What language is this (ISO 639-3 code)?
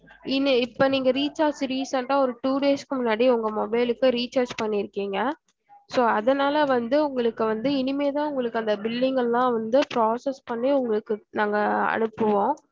tam